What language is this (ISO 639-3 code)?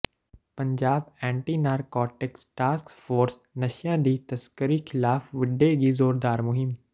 pan